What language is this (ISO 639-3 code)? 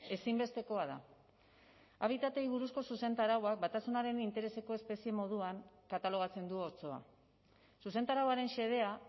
eus